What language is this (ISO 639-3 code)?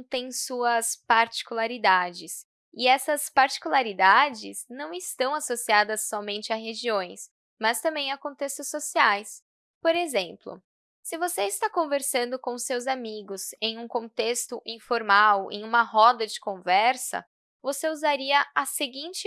por